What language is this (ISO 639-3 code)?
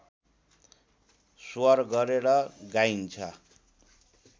nep